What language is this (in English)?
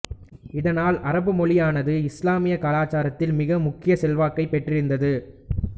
Tamil